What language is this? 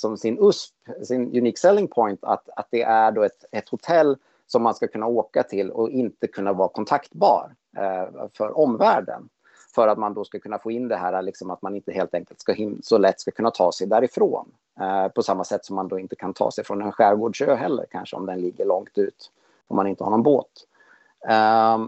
Swedish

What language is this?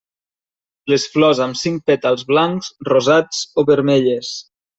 Catalan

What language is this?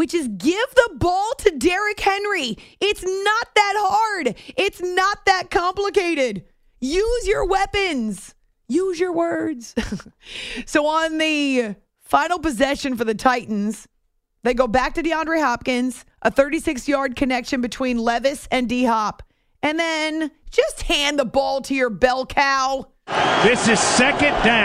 English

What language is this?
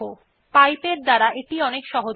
Bangla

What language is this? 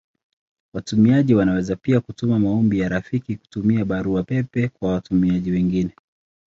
Swahili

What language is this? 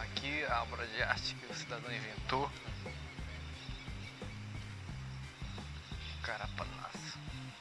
Portuguese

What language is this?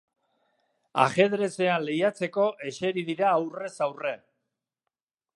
Basque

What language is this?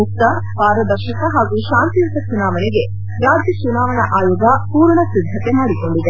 Kannada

